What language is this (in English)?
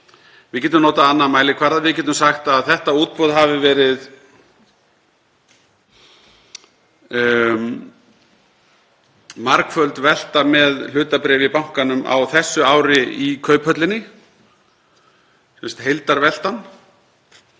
Icelandic